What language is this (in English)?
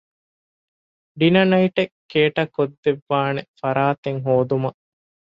Divehi